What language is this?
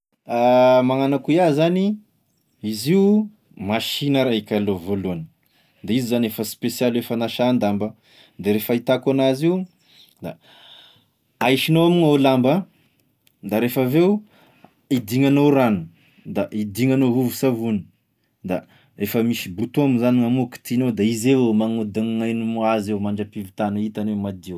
Tesaka Malagasy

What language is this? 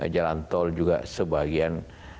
Indonesian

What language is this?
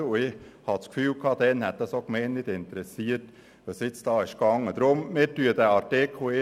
Swiss German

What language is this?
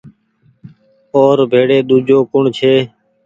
Goaria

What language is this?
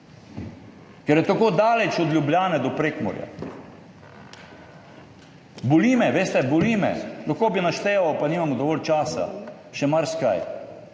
Slovenian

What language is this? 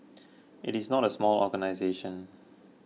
English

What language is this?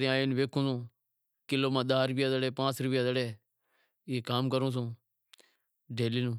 Wadiyara Koli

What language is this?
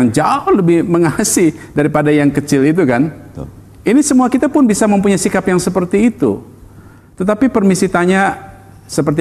Indonesian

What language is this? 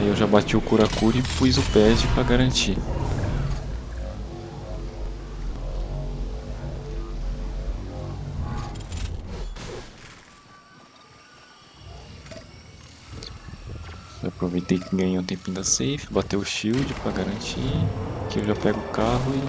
Portuguese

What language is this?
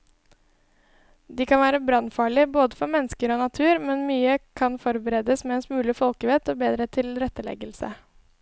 Norwegian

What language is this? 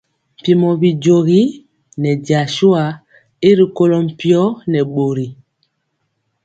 Mpiemo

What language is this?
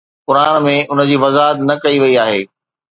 Sindhi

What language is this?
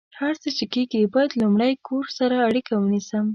Pashto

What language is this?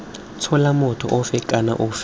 Tswana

